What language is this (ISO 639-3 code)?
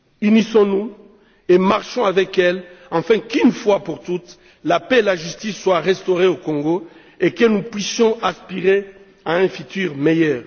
fra